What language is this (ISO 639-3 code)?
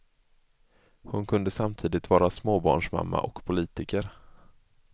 swe